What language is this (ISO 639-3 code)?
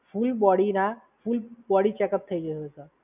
guj